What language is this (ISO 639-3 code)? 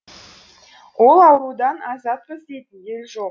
kaz